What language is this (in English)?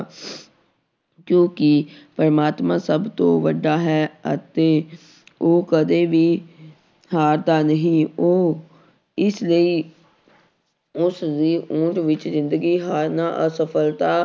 Punjabi